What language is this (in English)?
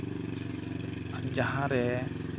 Santali